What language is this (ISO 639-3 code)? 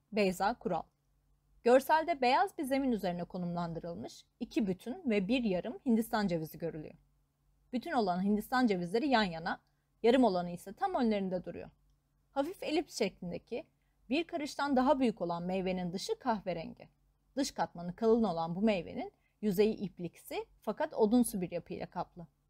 tur